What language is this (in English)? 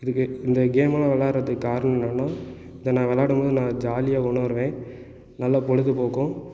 Tamil